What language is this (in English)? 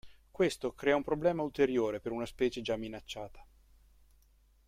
Italian